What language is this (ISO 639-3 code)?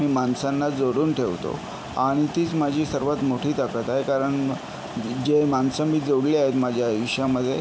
mar